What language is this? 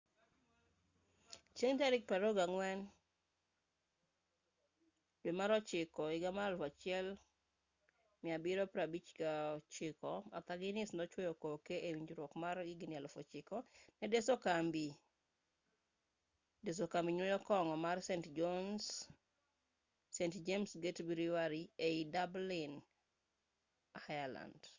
Luo (Kenya and Tanzania)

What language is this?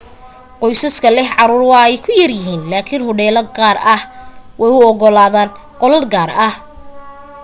Somali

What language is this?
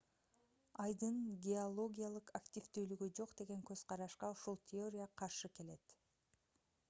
Kyrgyz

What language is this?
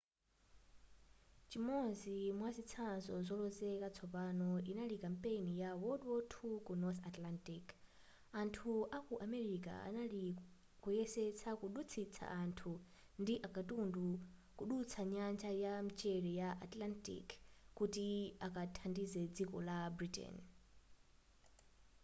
Nyanja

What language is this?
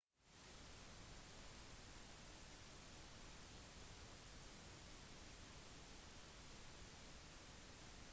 Norwegian Bokmål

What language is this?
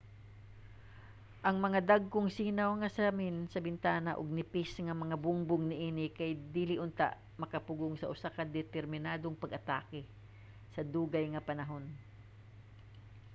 Cebuano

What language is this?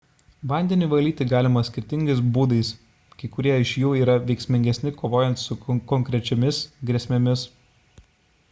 Lithuanian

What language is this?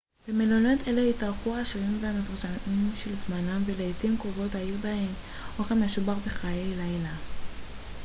Hebrew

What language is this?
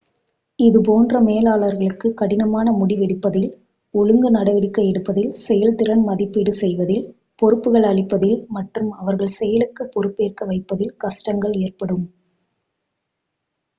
Tamil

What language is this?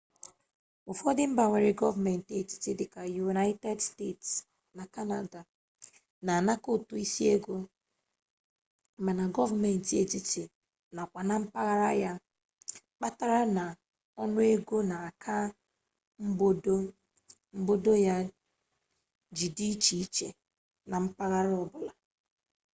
Igbo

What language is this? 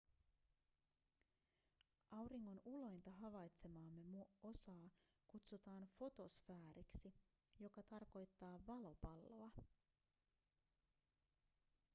Finnish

